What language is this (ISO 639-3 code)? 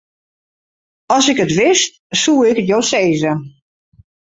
fry